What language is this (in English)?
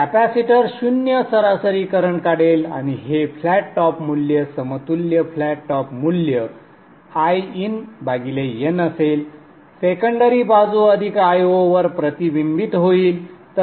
Marathi